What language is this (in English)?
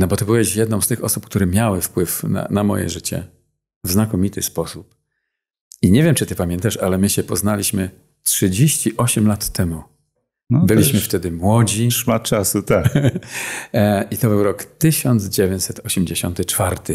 Polish